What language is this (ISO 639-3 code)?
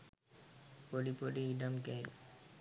sin